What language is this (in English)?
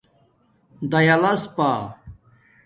Domaaki